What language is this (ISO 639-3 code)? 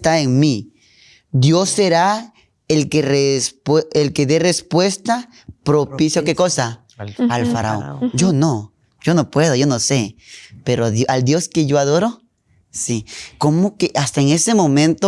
spa